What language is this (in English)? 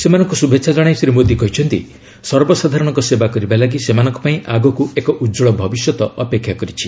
Odia